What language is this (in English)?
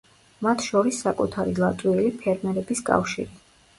Georgian